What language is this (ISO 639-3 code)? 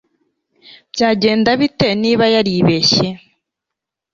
kin